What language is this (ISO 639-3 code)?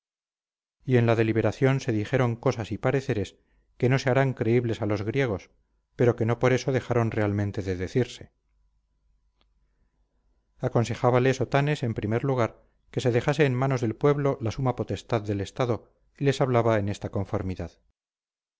spa